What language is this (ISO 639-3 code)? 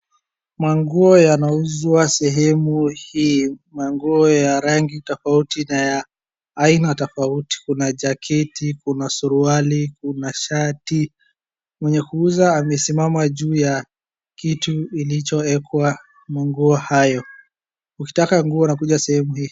swa